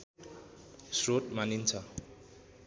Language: Nepali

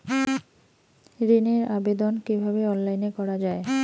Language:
Bangla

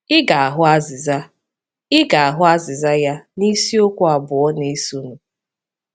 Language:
Igbo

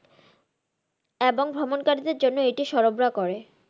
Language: Bangla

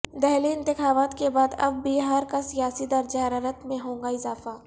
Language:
Urdu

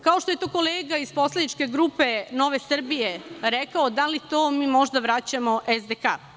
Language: Serbian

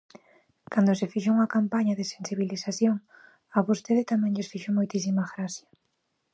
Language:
Galician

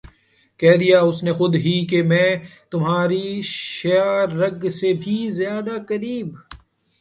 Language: Urdu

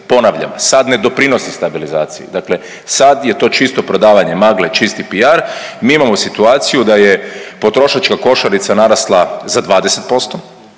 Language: Croatian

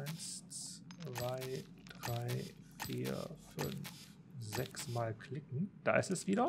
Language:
German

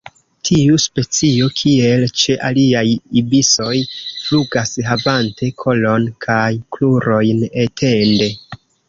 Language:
Esperanto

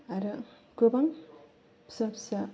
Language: Bodo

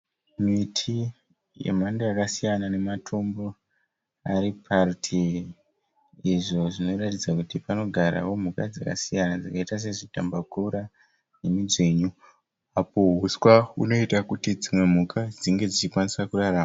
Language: Shona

